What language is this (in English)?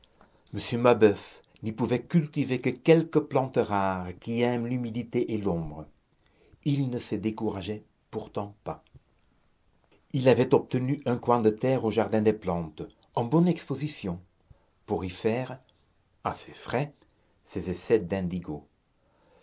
French